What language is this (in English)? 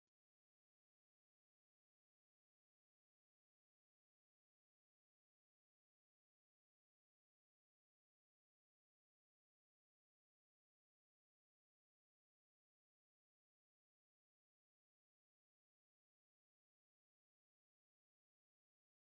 Oromo